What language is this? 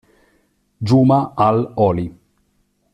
Italian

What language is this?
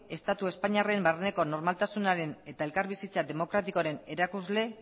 Basque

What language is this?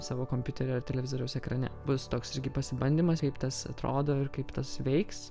Lithuanian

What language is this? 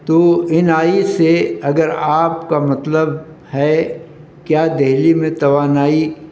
Urdu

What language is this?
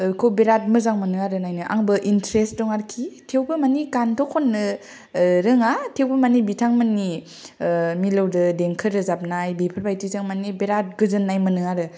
Bodo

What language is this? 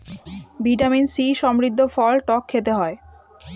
Bangla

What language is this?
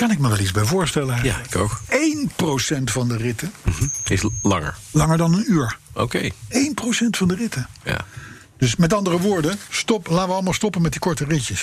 Dutch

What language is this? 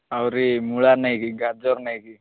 Odia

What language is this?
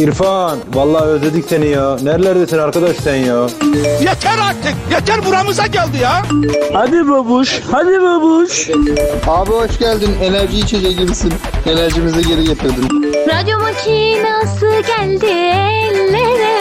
Turkish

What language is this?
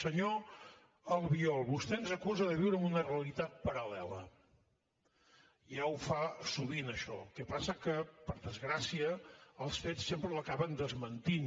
Catalan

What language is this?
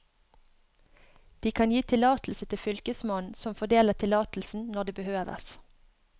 Norwegian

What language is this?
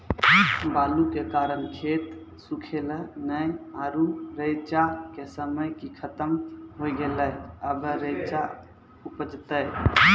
Maithili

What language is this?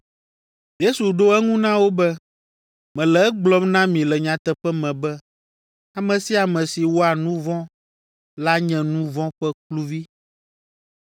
Ewe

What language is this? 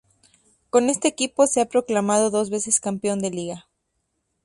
Spanish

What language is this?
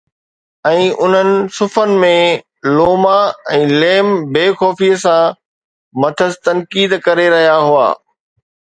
Sindhi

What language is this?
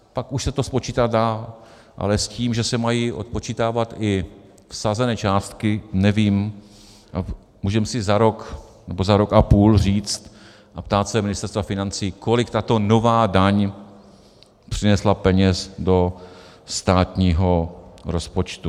Czech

